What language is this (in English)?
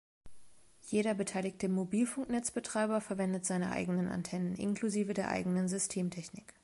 German